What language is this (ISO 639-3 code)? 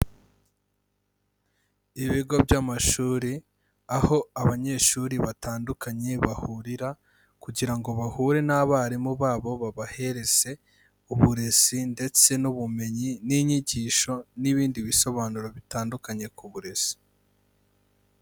kin